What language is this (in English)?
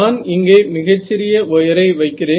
Tamil